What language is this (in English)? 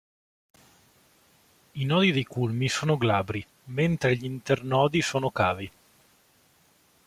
Italian